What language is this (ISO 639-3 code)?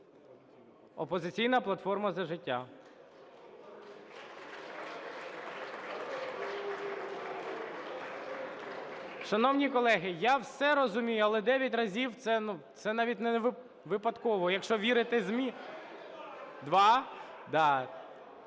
ukr